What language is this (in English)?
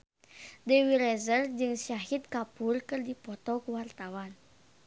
Sundanese